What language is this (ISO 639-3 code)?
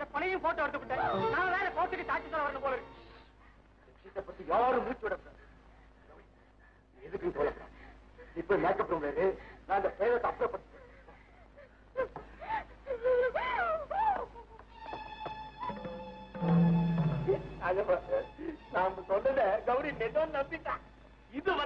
ara